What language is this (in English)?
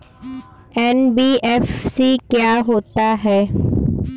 Hindi